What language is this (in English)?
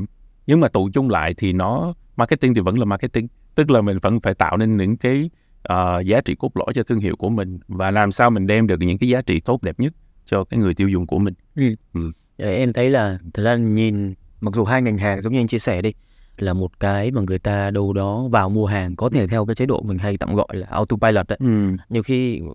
Vietnamese